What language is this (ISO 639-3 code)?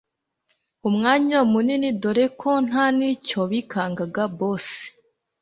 kin